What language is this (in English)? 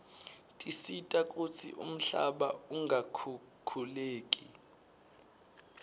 Swati